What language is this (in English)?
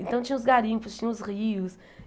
Portuguese